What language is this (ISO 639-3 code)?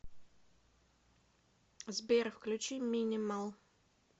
rus